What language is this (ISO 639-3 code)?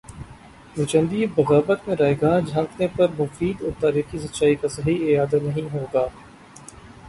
urd